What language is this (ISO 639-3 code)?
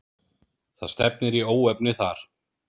isl